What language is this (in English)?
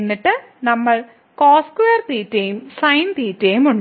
Malayalam